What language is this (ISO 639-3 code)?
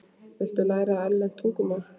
isl